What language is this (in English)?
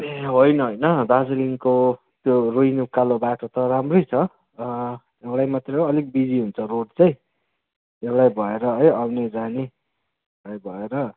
Nepali